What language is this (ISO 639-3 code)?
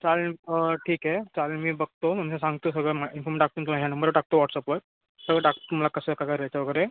mar